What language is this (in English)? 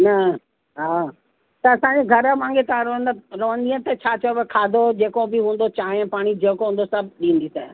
Sindhi